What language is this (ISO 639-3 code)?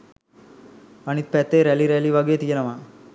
sin